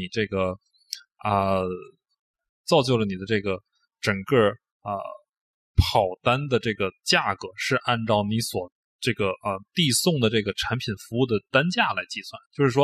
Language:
Chinese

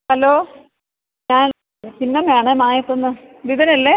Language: Malayalam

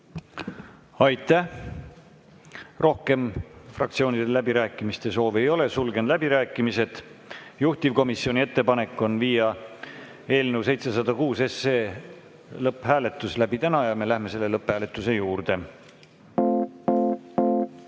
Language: Estonian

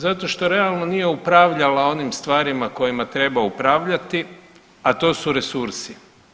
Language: Croatian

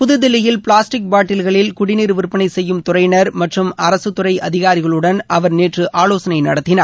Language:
Tamil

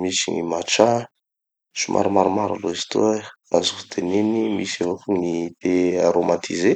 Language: Tanosy Malagasy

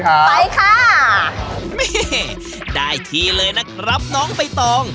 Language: Thai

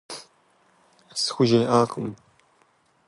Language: Kabardian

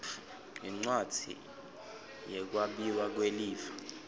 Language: Swati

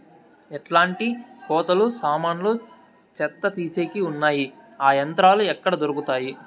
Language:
Telugu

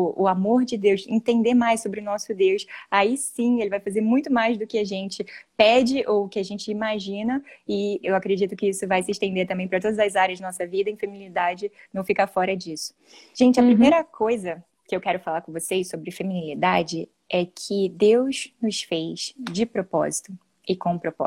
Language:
Portuguese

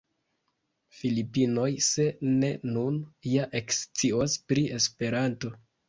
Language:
Esperanto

